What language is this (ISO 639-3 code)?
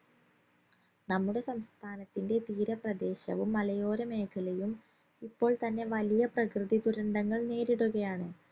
mal